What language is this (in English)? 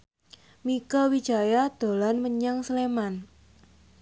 Javanese